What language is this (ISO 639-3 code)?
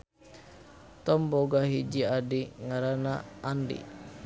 sun